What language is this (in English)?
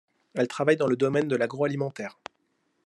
French